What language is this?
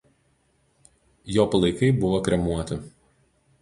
Lithuanian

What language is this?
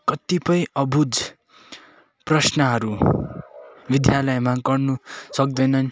Nepali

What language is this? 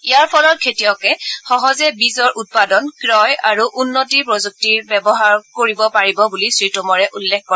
Assamese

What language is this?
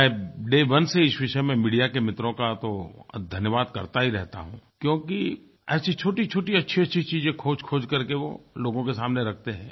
Hindi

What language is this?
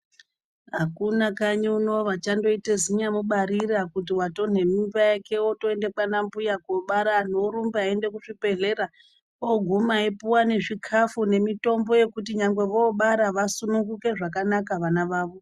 Ndau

